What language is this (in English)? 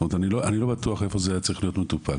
Hebrew